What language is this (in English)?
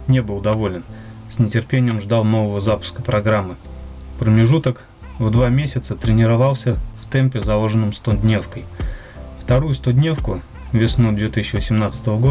Russian